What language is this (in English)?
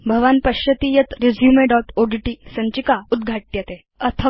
Sanskrit